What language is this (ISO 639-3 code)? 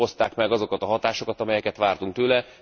hun